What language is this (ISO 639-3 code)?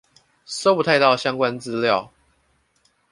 zho